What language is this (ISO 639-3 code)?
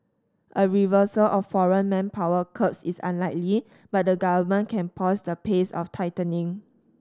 eng